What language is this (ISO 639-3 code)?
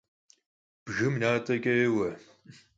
kbd